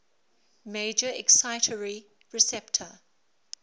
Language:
English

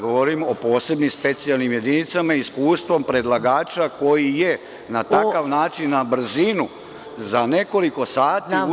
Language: Serbian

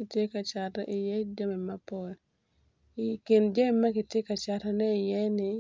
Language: Acoli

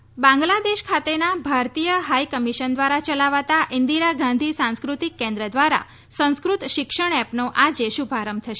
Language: Gujarati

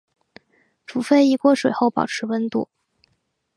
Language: Chinese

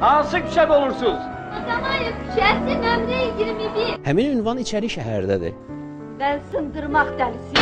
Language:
Turkish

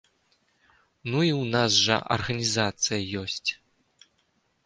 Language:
Belarusian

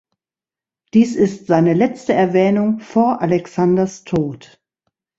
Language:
German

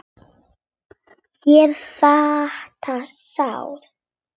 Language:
Icelandic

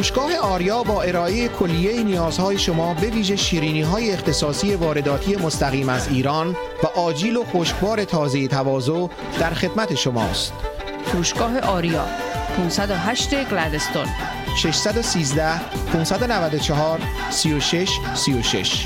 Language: Persian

